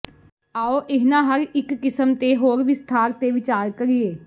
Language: Punjabi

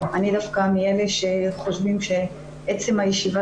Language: Hebrew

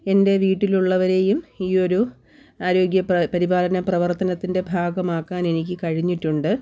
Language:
Malayalam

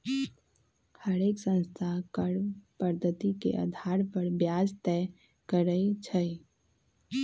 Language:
Magahi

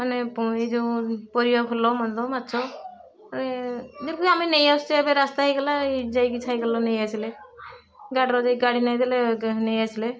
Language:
Odia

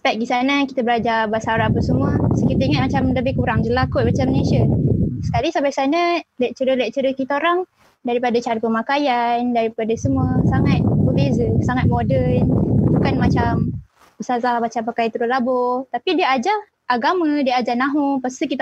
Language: Malay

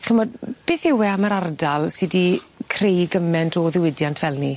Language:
Welsh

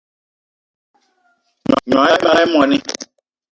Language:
Eton (Cameroon)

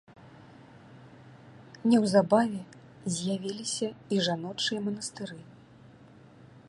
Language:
Belarusian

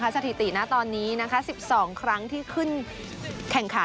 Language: Thai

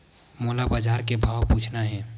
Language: Chhattisgarhi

